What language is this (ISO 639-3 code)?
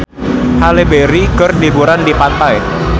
sun